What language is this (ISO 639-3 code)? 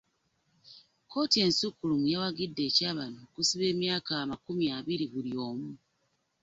lug